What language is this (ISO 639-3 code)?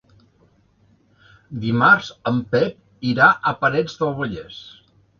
cat